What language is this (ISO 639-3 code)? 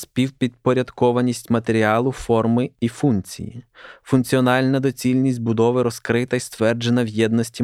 ukr